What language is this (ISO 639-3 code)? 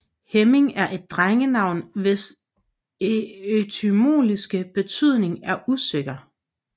dan